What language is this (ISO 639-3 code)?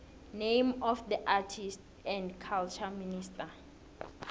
nbl